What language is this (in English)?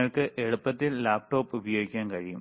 Malayalam